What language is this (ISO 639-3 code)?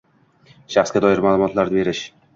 uzb